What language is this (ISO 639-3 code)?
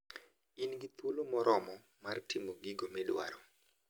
luo